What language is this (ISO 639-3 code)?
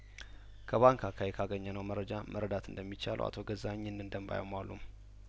amh